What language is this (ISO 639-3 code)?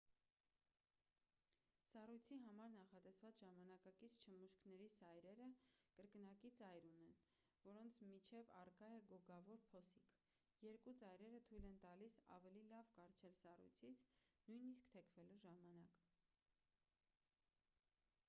hye